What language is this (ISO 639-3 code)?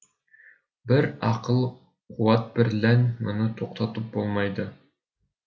kaz